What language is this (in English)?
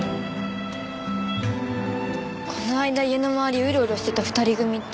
Japanese